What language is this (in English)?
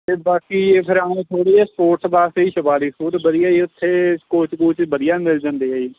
Punjabi